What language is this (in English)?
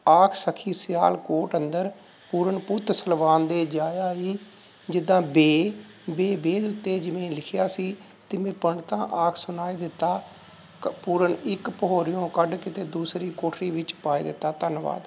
Punjabi